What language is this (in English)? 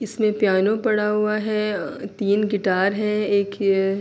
Urdu